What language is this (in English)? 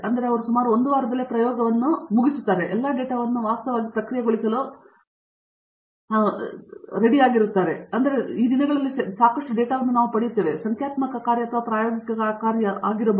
Kannada